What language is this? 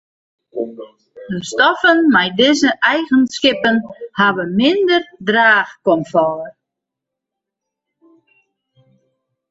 Western Frisian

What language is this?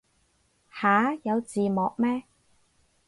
Cantonese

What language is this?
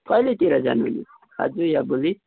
Nepali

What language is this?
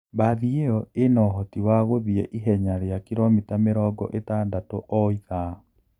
Kikuyu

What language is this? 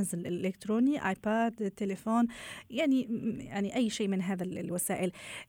Arabic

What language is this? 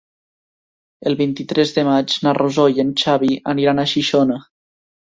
Catalan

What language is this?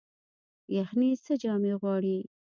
Pashto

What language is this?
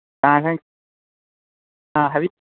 Manipuri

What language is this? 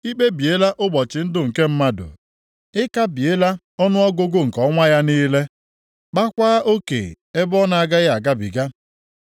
Igbo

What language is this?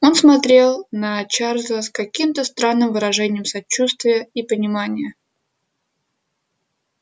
Russian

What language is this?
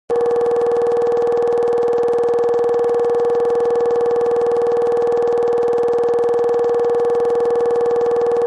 Kabardian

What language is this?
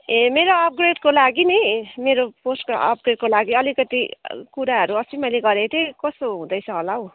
Nepali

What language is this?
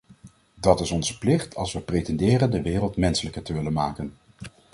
Dutch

